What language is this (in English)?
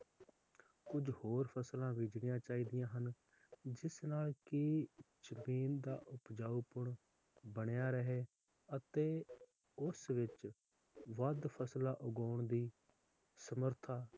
Punjabi